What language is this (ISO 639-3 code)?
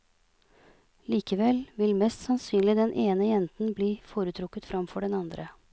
nor